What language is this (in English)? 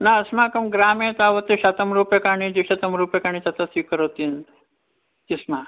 Sanskrit